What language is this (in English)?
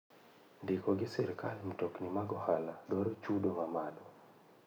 Luo (Kenya and Tanzania)